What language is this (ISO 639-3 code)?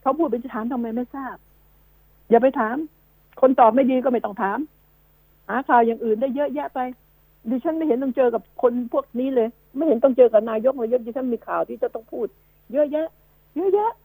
tha